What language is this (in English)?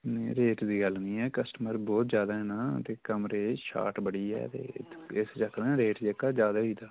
Dogri